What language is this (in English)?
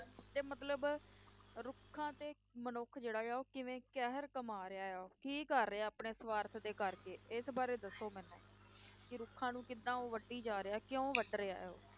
Punjabi